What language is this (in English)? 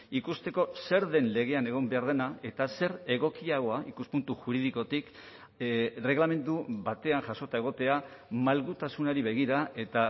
Basque